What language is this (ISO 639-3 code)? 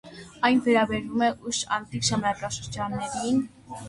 hye